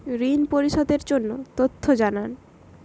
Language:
Bangla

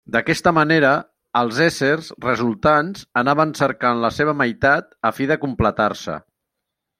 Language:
Catalan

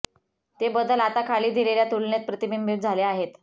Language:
Marathi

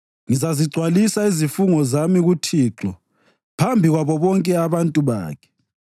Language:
North Ndebele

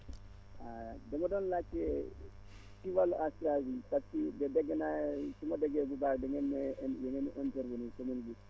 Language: Wolof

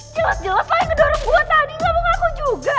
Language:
Indonesian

